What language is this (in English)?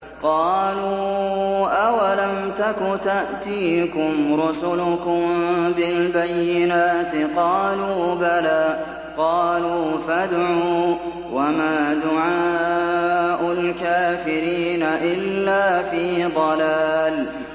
Arabic